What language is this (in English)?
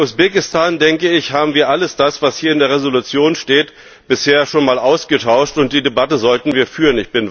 German